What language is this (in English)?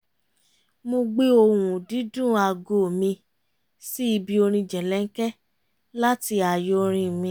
Yoruba